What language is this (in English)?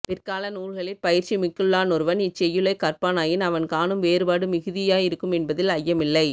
Tamil